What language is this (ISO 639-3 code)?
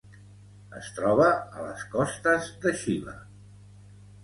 cat